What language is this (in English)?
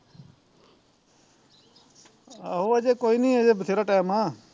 Punjabi